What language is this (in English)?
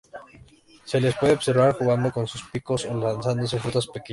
Spanish